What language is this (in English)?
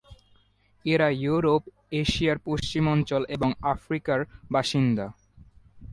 Bangla